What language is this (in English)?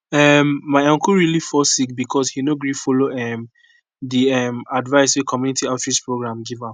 Nigerian Pidgin